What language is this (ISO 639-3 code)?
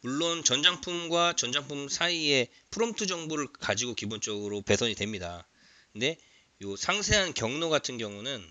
kor